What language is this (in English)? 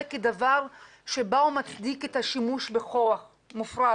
Hebrew